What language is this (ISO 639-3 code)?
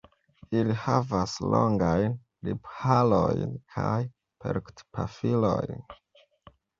epo